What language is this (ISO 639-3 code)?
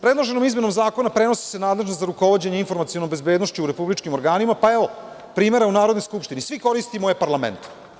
srp